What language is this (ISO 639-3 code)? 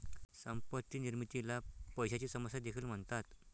mar